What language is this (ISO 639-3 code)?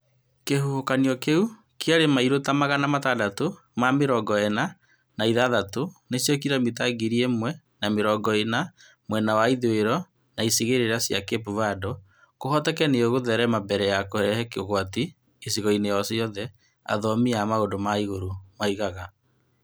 kik